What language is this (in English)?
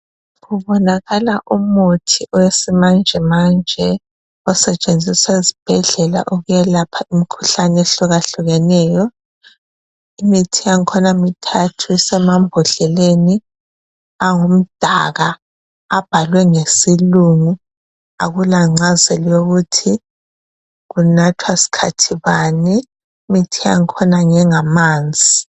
North Ndebele